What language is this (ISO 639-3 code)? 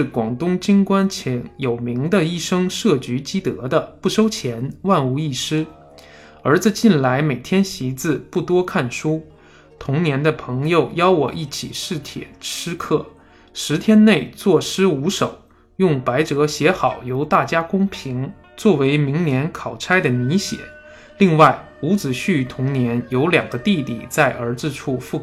zho